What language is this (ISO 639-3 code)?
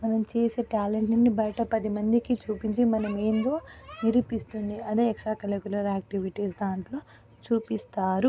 tel